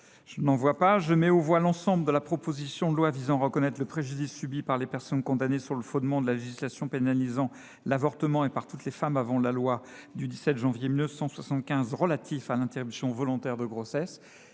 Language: French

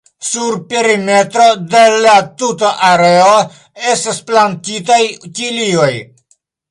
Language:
Esperanto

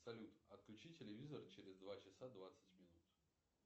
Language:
Russian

